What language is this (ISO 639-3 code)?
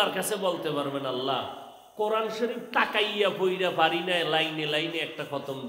ara